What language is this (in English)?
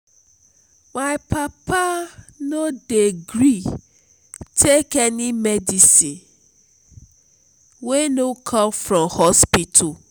Nigerian Pidgin